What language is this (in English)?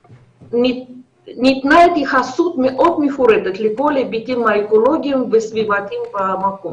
Hebrew